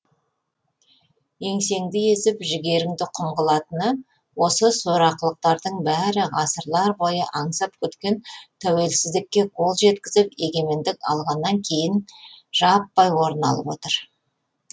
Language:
Kazakh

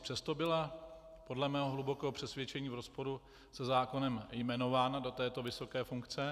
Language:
Czech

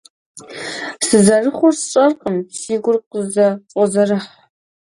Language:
Kabardian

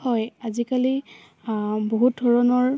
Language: Assamese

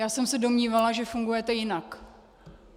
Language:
Czech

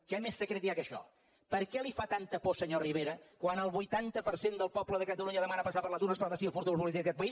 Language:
Catalan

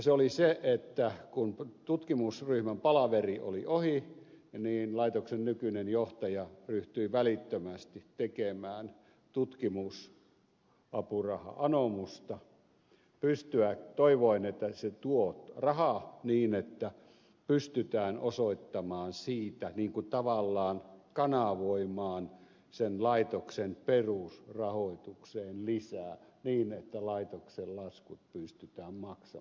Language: Finnish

